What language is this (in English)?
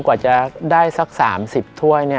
Thai